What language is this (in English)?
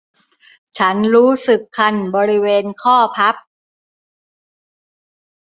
Thai